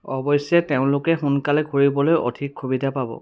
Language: Assamese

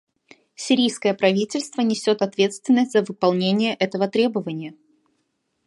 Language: Russian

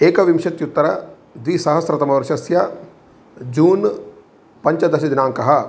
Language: Sanskrit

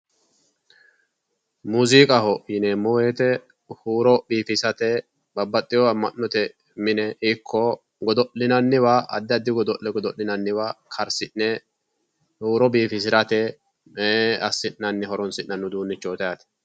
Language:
Sidamo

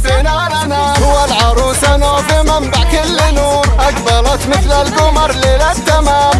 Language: Arabic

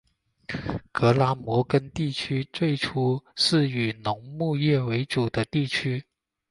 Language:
Chinese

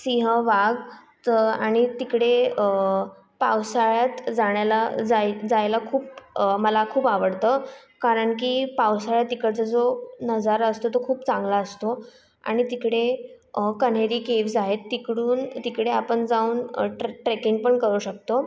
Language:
Marathi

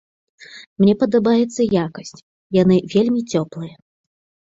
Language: Belarusian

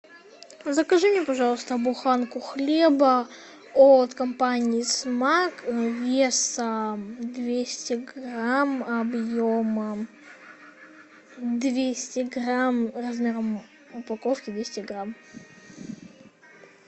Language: Russian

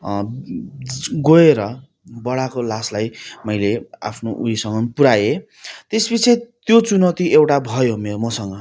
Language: Nepali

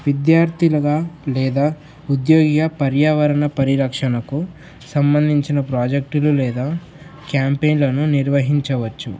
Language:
Telugu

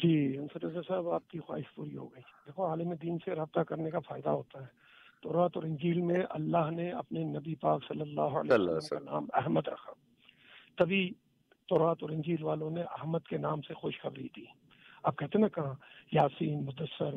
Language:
Urdu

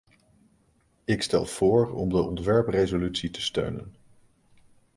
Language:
Dutch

